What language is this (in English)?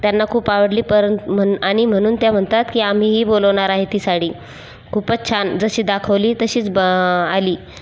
Marathi